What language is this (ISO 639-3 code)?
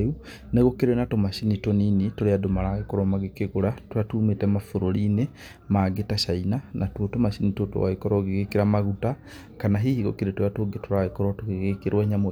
kik